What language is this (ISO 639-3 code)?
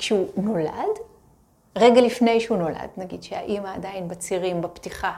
heb